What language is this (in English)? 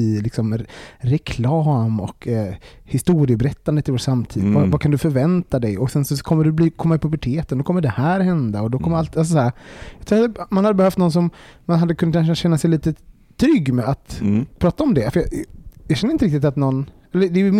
Swedish